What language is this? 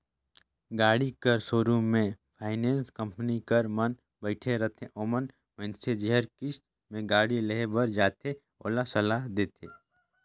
Chhattisgarhi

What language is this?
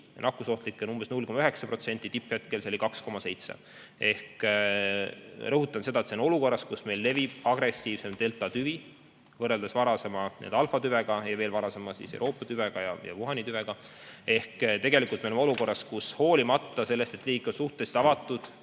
Estonian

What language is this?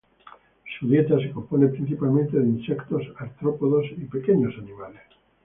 Spanish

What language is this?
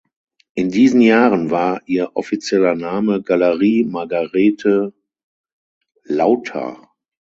German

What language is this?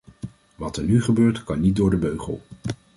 Dutch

